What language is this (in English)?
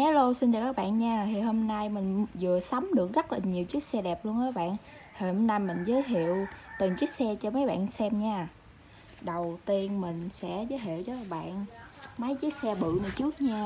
Vietnamese